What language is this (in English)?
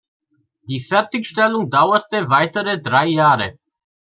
German